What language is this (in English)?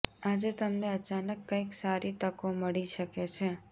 Gujarati